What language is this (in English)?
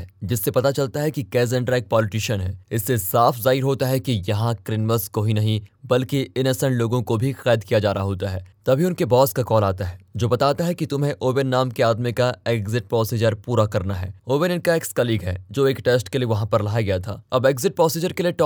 Hindi